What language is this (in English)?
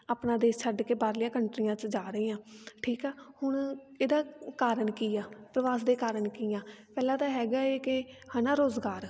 Punjabi